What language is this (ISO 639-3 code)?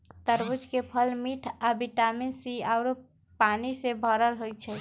mag